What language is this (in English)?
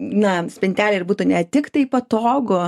Lithuanian